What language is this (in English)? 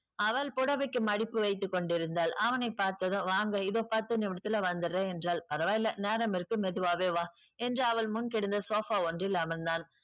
Tamil